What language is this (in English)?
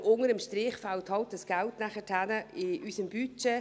Swiss German